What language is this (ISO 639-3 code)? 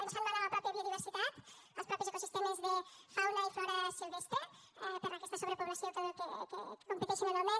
cat